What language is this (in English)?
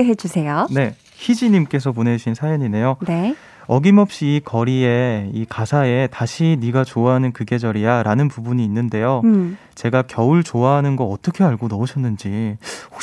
Korean